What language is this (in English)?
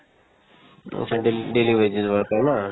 Assamese